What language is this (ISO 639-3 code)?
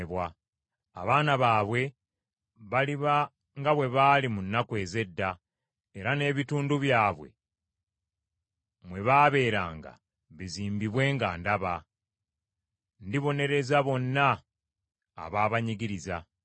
lug